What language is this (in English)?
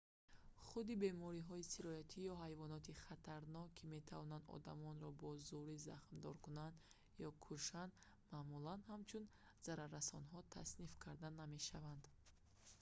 Tajik